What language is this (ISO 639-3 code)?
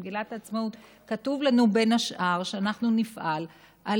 heb